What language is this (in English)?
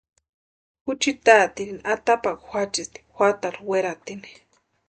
Western Highland Purepecha